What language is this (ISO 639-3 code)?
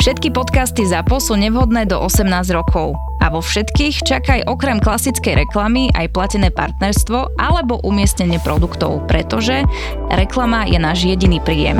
slk